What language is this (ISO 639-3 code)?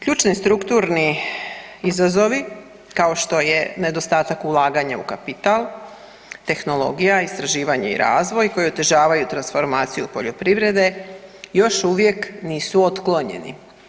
hrv